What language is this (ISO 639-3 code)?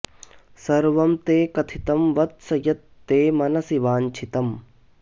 san